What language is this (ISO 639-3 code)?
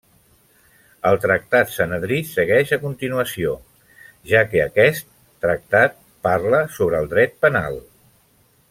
cat